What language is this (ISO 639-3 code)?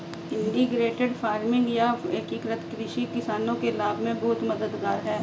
hin